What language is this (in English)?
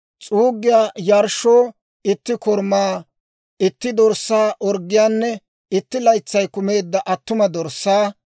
Dawro